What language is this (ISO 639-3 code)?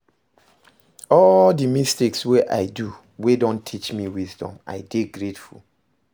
pcm